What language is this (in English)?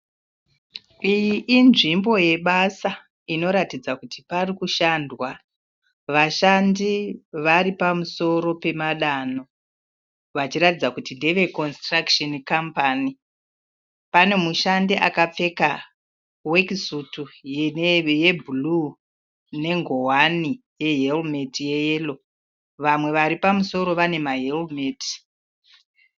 Shona